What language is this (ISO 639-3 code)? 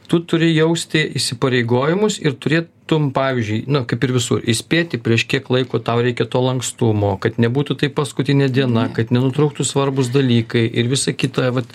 lit